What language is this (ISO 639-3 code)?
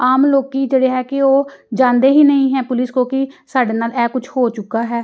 pan